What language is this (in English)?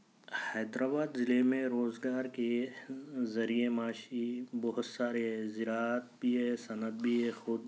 Urdu